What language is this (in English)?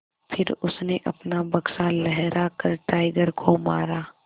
Hindi